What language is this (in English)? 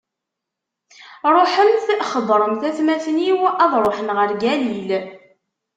Kabyle